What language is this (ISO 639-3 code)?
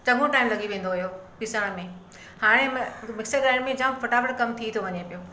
snd